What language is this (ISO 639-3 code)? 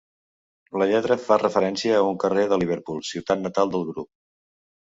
cat